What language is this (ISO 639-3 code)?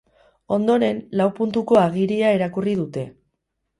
eus